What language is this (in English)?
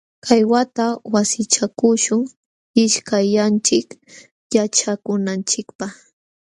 Jauja Wanca Quechua